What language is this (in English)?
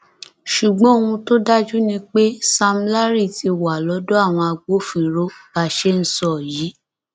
Yoruba